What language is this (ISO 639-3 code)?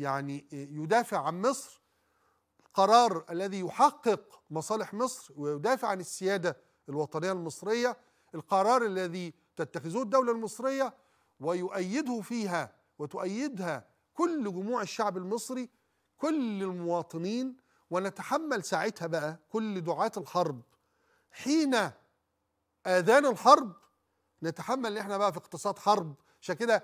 ara